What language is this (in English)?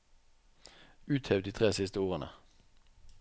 Norwegian